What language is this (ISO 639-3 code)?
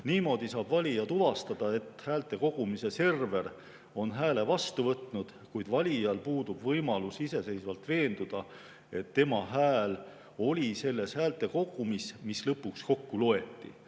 est